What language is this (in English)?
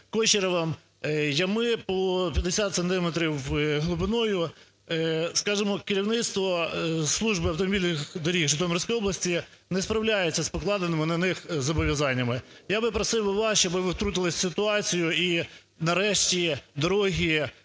Ukrainian